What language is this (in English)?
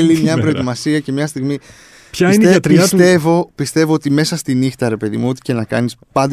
Greek